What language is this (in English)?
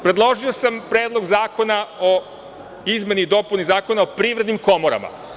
Serbian